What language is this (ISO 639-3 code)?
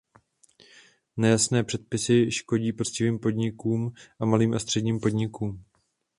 ces